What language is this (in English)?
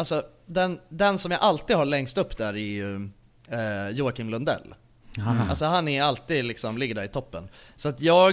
Swedish